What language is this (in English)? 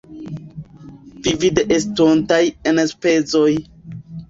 Esperanto